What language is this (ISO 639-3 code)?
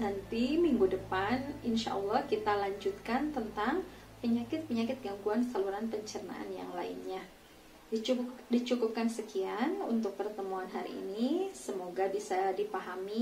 ind